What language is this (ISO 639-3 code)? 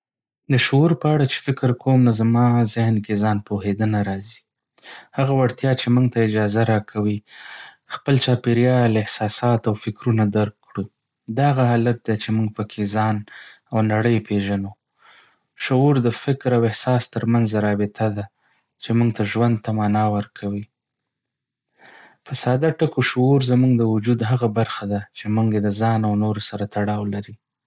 pus